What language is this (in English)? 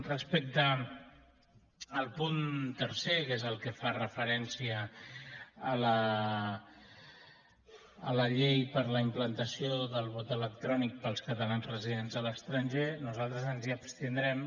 Catalan